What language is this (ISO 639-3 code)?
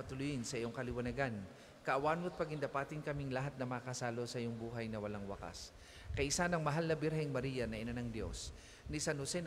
fil